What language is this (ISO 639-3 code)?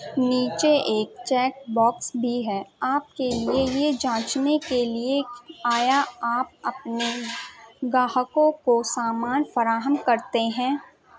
urd